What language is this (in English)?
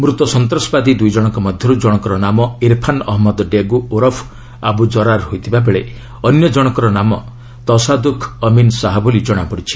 Odia